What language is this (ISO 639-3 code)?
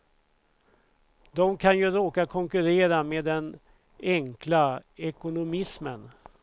swe